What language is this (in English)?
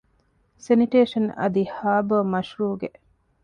Divehi